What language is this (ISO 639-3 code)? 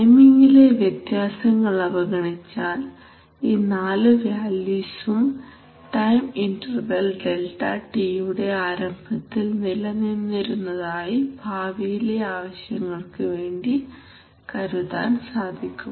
mal